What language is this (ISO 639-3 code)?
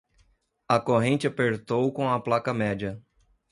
por